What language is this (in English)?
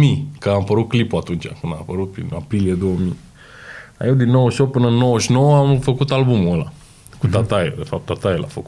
Romanian